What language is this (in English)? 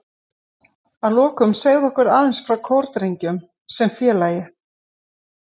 Icelandic